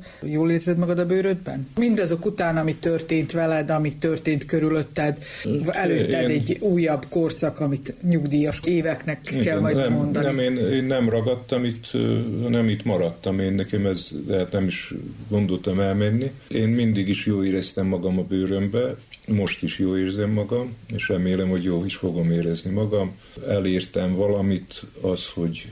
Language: Hungarian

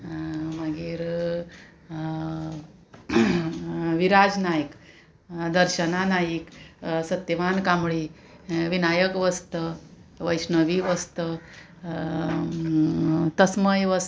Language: Konkani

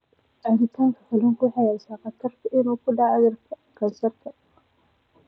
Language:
Somali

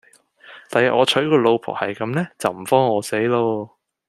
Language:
Cantonese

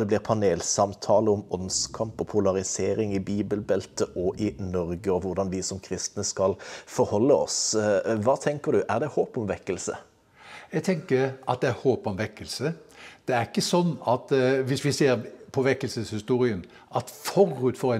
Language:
Norwegian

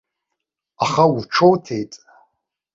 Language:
Abkhazian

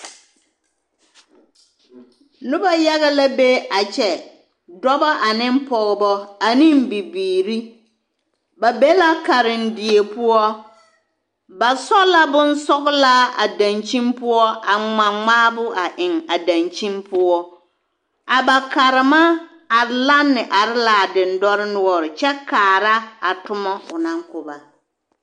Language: Southern Dagaare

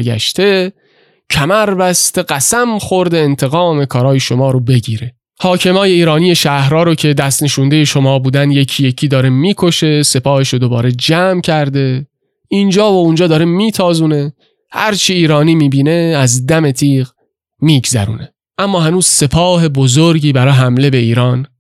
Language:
Persian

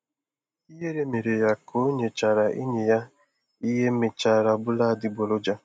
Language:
Igbo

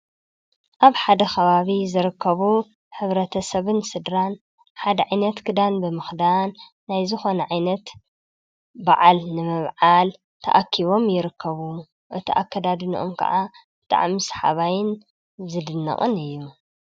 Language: Tigrinya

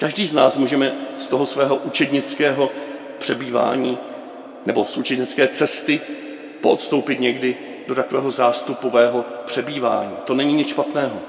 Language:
Czech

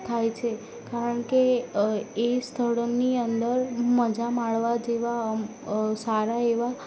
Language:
Gujarati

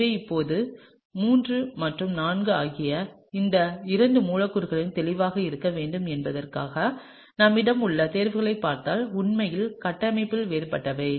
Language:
Tamil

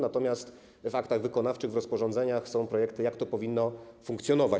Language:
Polish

